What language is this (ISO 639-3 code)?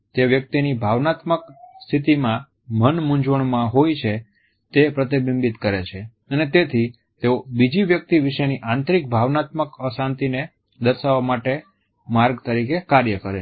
guj